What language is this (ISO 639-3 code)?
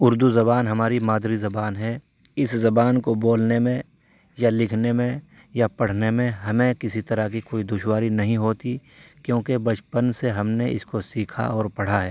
urd